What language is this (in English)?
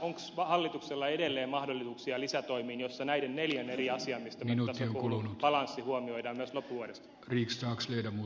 Finnish